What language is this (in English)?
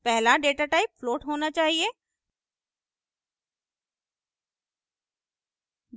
Hindi